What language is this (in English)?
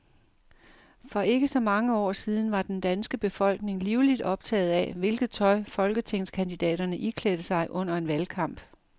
Danish